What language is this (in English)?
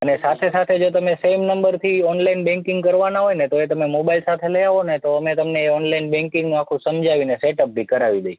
Gujarati